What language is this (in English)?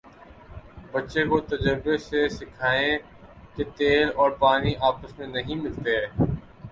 Urdu